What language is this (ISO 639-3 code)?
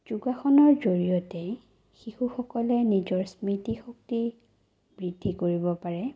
asm